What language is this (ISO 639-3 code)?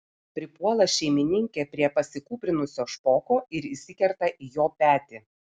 lit